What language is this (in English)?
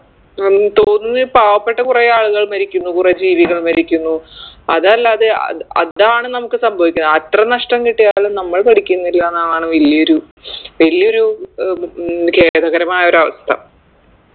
Malayalam